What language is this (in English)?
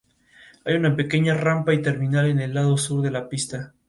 Spanish